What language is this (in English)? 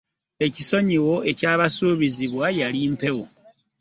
Ganda